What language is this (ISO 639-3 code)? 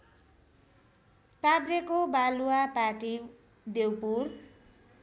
nep